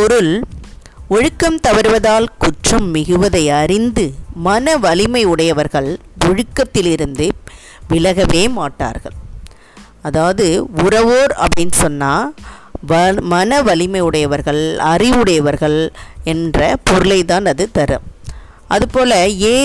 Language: Tamil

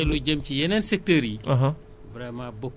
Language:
Wolof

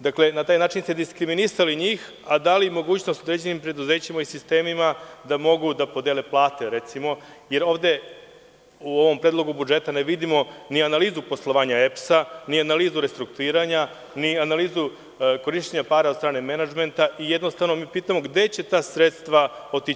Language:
Serbian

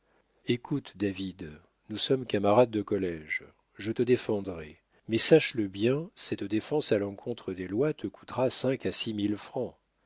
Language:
French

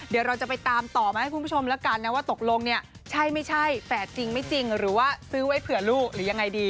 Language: Thai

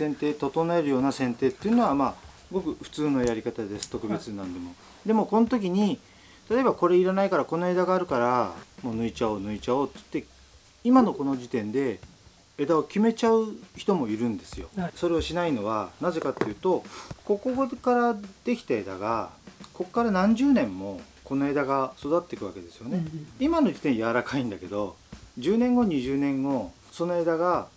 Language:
Japanese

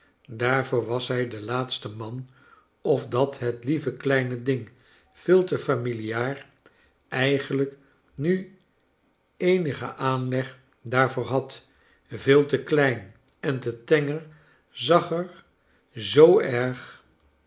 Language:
Dutch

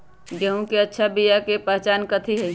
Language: Magahi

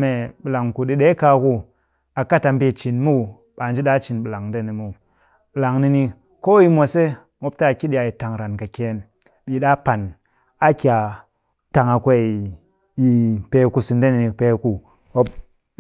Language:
Cakfem-Mushere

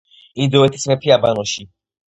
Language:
Georgian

